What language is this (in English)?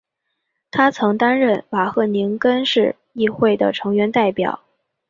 Chinese